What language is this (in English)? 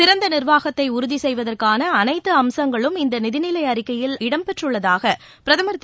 Tamil